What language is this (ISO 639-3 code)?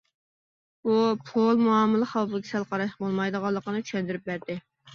uig